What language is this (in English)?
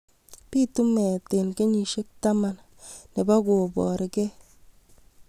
Kalenjin